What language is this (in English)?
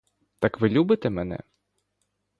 Ukrainian